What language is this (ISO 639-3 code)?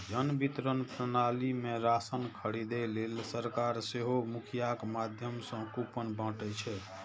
mai